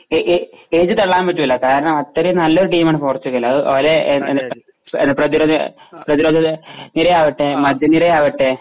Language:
Malayalam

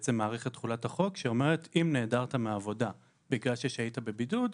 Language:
Hebrew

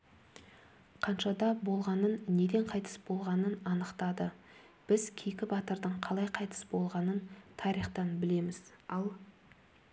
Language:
Kazakh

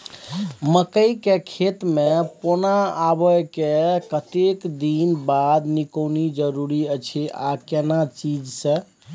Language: Maithili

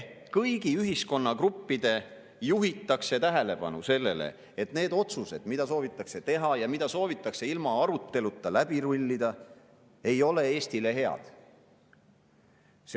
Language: Estonian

